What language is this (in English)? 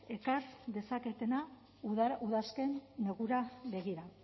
Basque